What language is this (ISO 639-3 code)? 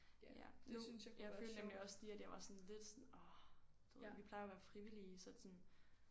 dan